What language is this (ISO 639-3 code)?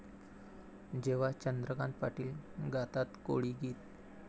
mar